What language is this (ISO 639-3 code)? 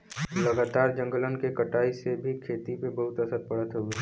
bho